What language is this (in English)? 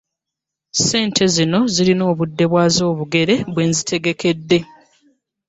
Ganda